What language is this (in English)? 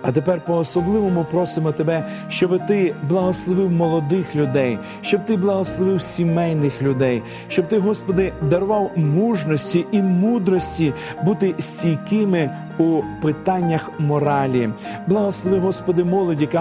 Ukrainian